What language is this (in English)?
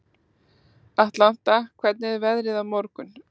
Icelandic